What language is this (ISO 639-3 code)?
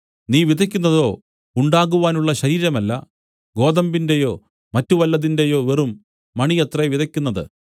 mal